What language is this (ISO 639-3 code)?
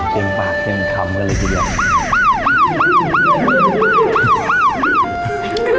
tha